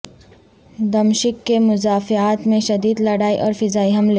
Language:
Urdu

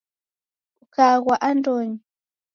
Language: Taita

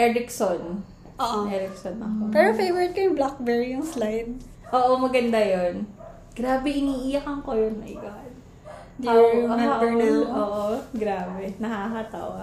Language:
Filipino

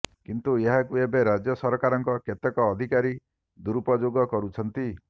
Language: Odia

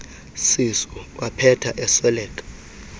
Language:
Xhosa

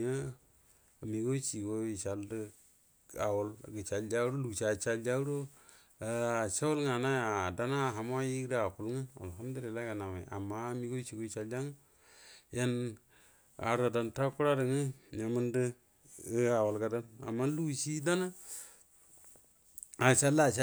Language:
Buduma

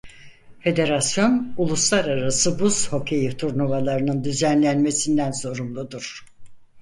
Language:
Turkish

